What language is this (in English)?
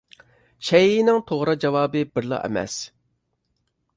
Uyghur